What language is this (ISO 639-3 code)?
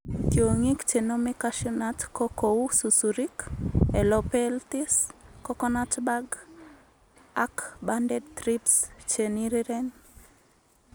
kln